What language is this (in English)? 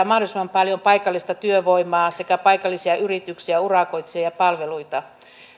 Finnish